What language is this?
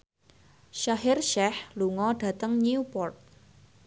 Javanese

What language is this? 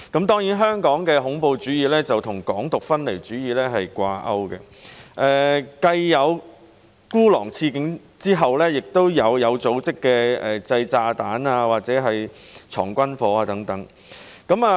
Cantonese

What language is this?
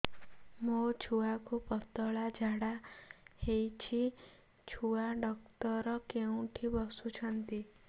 Odia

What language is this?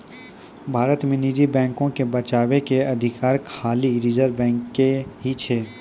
Maithili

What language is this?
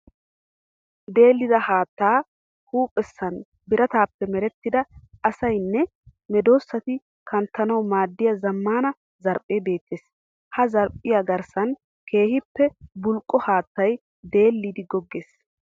Wolaytta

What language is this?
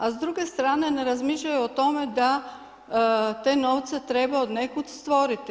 Croatian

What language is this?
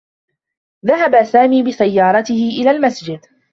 Arabic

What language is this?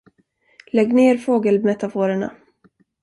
Swedish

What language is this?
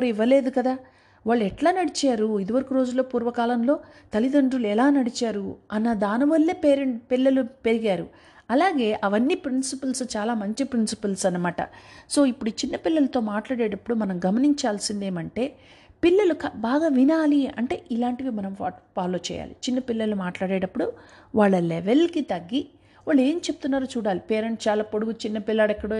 Telugu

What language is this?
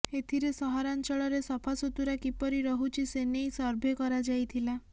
Odia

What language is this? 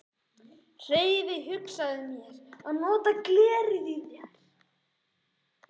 Icelandic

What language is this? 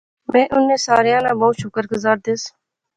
Pahari-Potwari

